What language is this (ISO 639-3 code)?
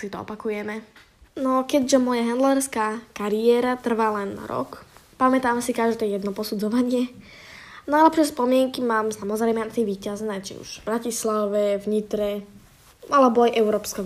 slk